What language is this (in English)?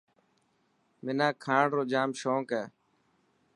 Dhatki